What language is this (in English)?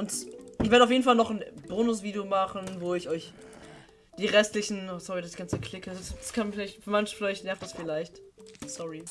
German